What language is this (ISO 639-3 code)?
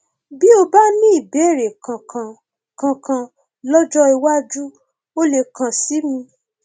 yor